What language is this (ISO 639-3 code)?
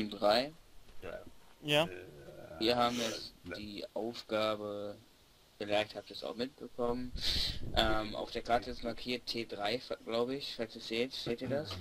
deu